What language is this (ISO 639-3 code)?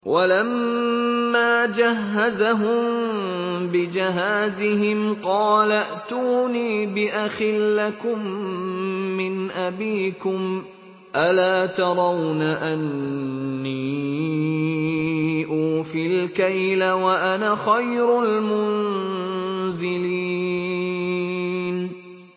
ara